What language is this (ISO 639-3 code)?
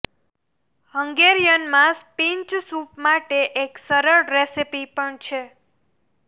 guj